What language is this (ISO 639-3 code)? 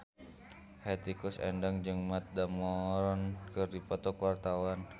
sun